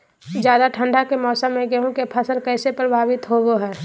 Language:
Magahi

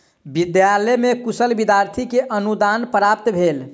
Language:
Maithili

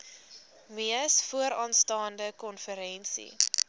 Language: Afrikaans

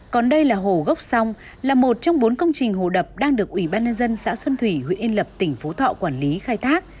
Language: Vietnamese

